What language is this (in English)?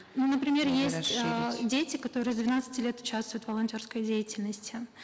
Kazakh